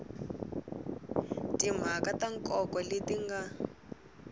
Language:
Tsonga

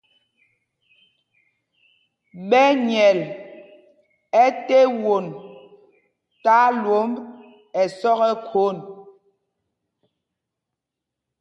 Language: Mpumpong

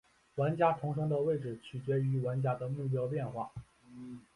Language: Chinese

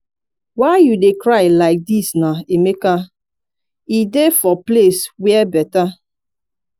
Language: Nigerian Pidgin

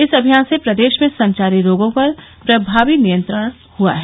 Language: Hindi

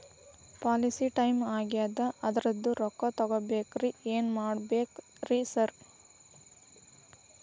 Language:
Kannada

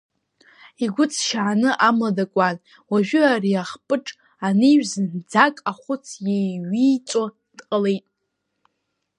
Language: Abkhazian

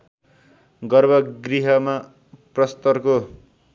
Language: Nepali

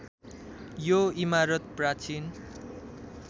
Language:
Nepali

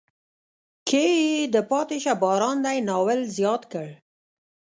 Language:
Pashto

